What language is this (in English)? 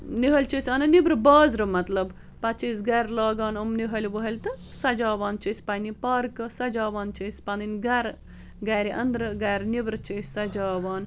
Kashmiri